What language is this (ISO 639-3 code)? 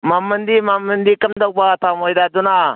mni